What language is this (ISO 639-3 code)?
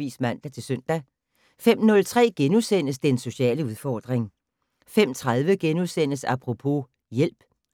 dan